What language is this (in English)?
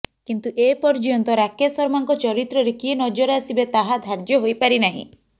Odia